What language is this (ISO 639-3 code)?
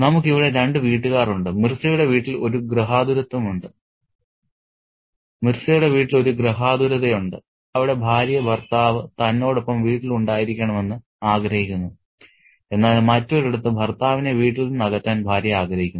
mal